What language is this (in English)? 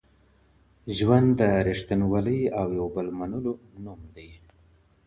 Pashto